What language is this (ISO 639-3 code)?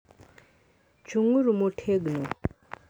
luo